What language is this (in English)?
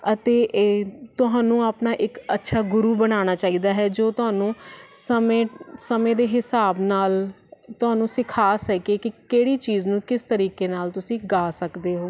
Punjabi